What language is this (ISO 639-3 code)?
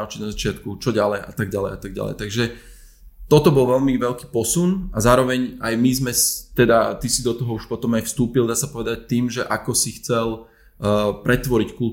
slk